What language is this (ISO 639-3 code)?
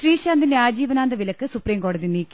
mal